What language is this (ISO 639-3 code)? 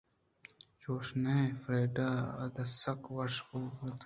bgp